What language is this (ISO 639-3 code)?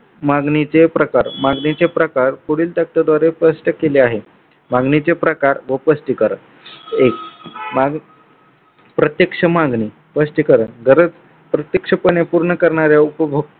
mar